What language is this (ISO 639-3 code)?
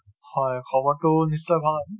asm